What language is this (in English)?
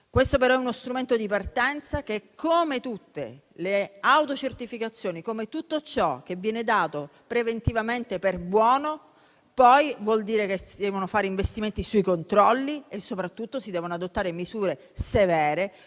Italian